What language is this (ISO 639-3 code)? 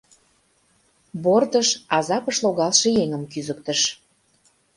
chm